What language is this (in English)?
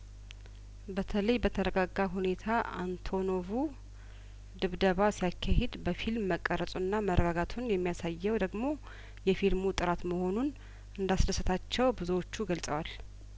Amharic